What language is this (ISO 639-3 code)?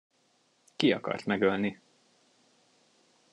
hun